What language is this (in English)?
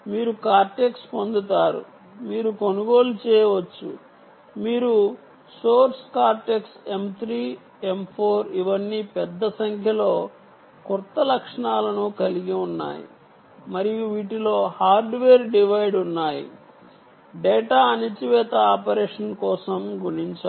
Telugu